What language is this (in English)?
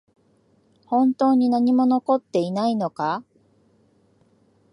Japanese